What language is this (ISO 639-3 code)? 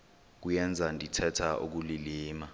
xho